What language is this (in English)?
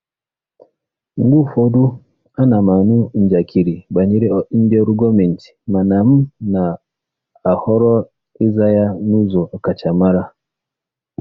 Igbo